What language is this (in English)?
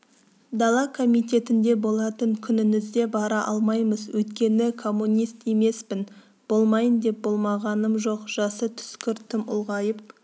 Kazakh